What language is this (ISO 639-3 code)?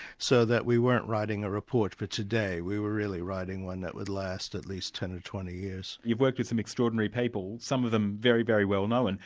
eng